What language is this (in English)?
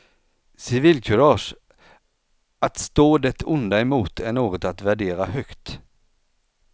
Swedish